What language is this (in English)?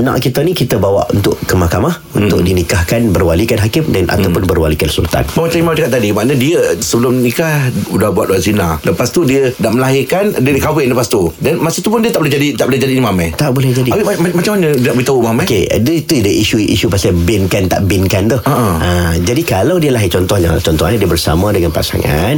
Malay